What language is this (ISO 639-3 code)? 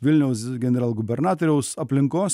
lit